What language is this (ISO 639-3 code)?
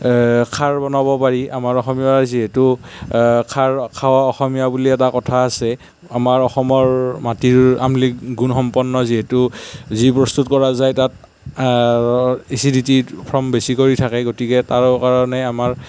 asm